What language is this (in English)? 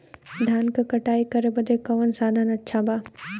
Bhojpuri